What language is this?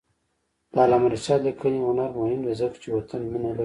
Pashto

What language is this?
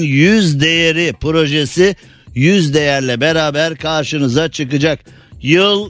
Turkish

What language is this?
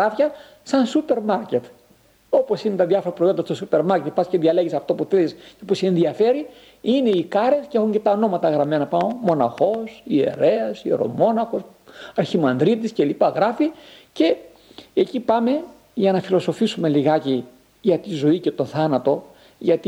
Greek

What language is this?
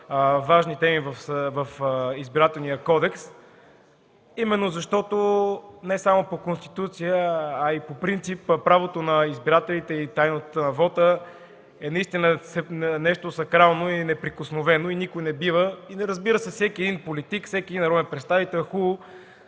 Bulgarian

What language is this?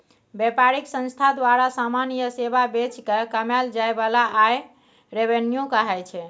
Maithili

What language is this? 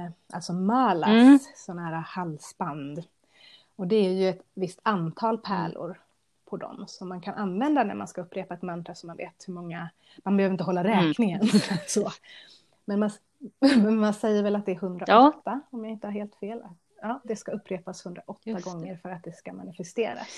Swedish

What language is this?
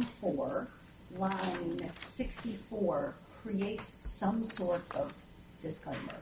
English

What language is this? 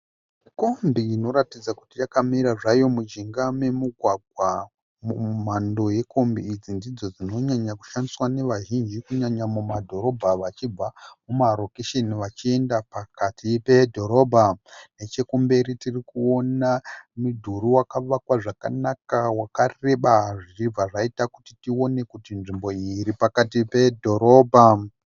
Shona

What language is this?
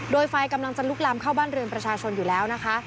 Thai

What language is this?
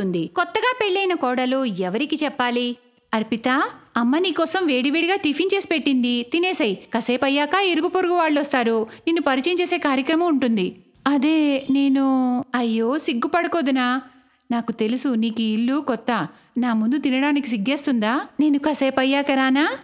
Hindi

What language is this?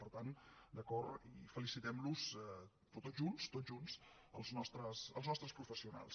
Catalan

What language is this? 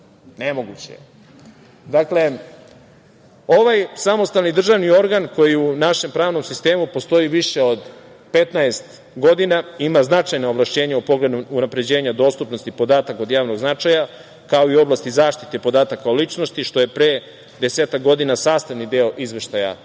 Serbian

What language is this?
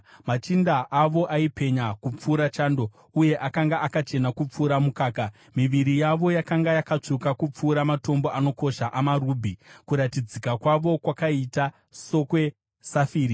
Shona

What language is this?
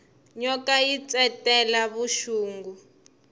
Tsonga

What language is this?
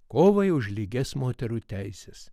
Lithuanian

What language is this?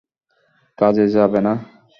Bangla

